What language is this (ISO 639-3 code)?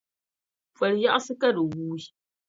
dag